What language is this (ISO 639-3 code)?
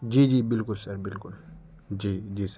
urd